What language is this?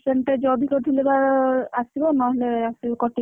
Odia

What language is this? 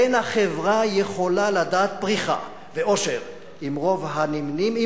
Hebrew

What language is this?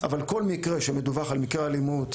Hebrew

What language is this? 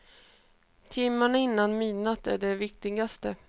Swedish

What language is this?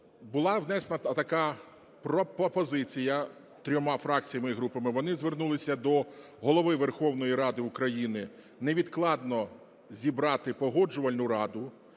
Ukrainian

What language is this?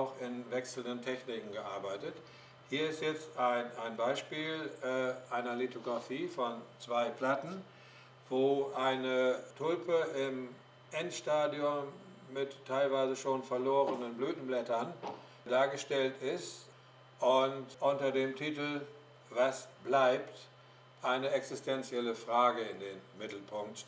German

